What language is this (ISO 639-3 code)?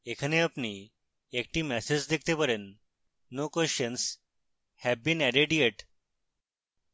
ben